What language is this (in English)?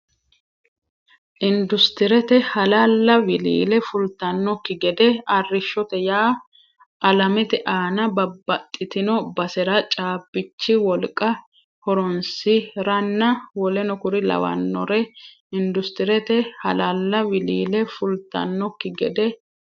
Sidamo